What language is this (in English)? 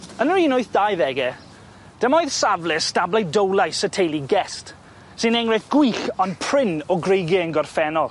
Welsh